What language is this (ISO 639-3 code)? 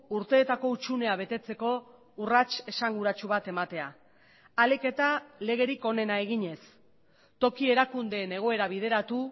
eus